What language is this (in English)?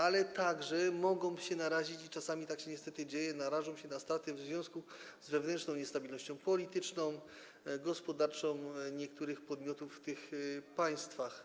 Polish